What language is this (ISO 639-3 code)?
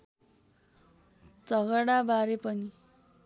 nep